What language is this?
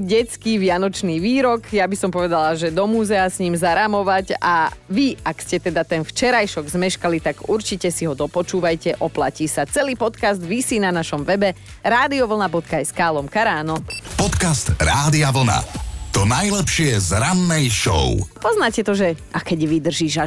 Slovak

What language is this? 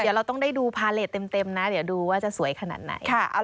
Thai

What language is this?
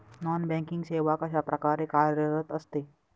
Marathi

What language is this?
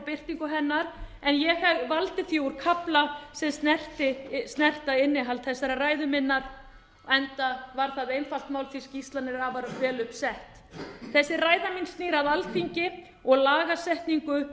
Icelandic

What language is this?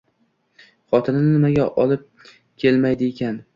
Uzbek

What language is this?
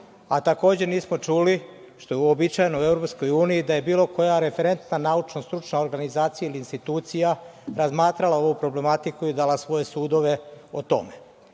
Serbian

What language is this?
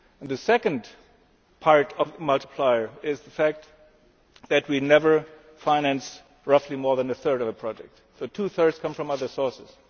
English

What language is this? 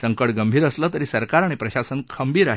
Marathi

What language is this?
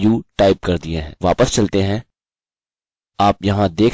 Hindi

